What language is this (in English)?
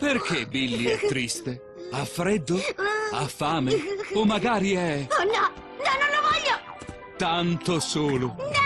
Italian